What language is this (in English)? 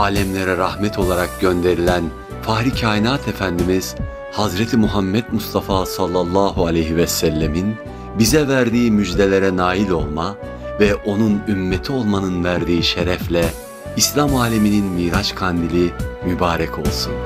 Turkish